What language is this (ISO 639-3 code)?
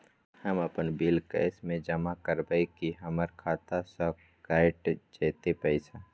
mai